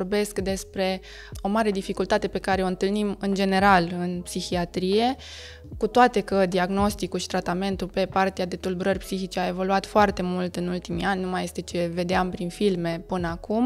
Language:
Romanian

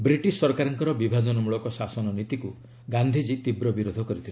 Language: Odia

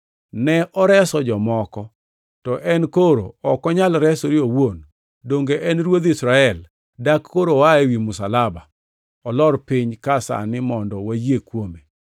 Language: Luo (Kenya and Tanzania)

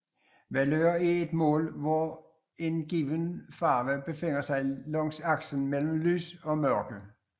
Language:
Danish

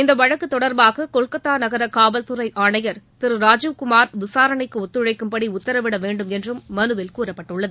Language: Tamil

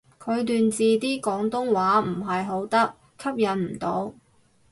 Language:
Cantonese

